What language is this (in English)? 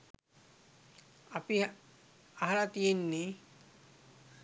Sinhala